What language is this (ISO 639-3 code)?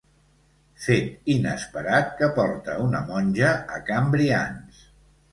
cat